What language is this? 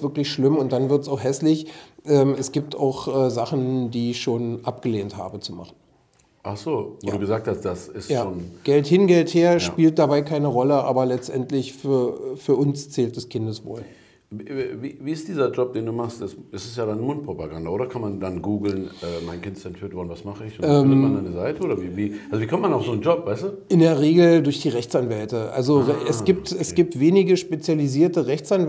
German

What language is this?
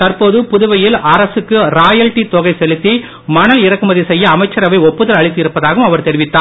Tamil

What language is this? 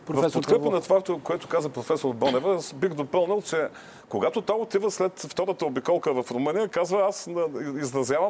Bulgarian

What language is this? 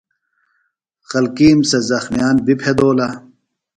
Phalura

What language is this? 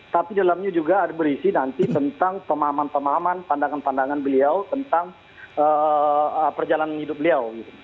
Indonesian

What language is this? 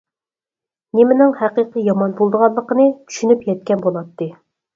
Uyghur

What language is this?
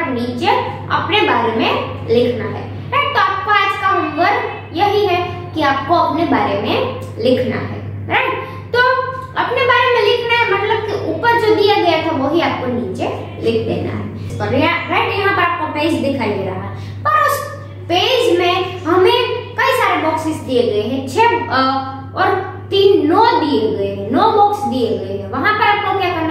Hindi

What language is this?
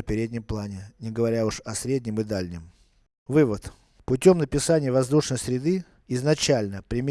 Russian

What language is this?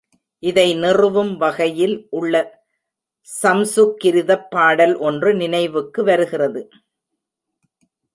Tamil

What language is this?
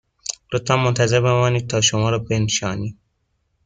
Persian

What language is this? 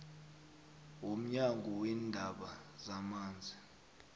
South Ndebele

